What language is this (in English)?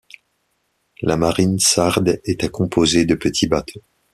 French